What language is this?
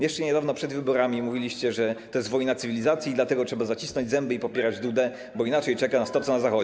Polish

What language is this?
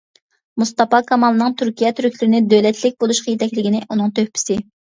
Uyghur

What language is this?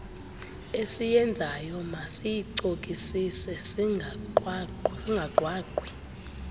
Xhosa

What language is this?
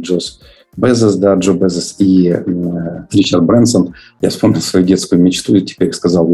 Russian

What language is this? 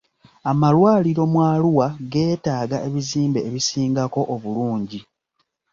Ganda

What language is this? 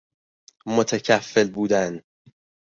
Persian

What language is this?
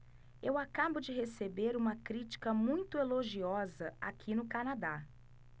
Portuguese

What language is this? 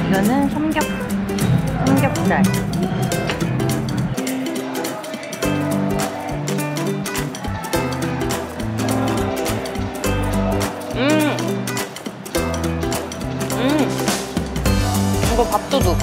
Korean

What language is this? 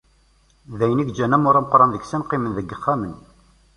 Kabyle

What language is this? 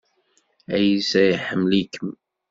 Kabyle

